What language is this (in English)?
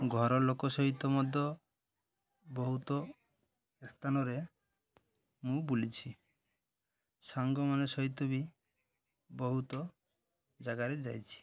Odia